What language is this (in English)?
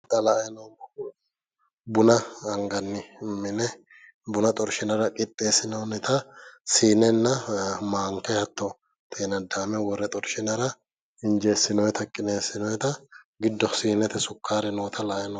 Sidamo